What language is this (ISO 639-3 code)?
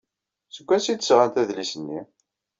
kab